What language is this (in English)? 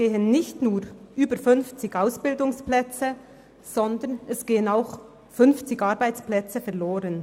Swiss German